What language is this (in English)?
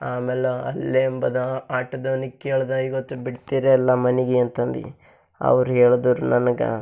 Kannada